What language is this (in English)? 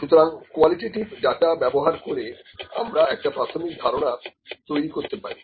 Bangla